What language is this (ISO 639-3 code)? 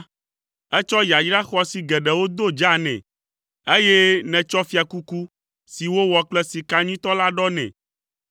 ewe